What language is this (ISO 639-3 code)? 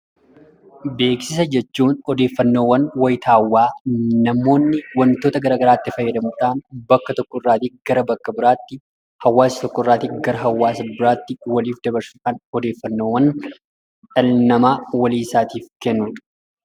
orm